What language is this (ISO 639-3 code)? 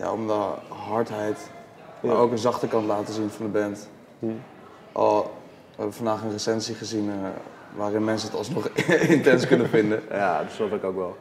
nld